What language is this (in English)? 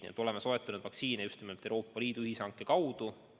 Estonian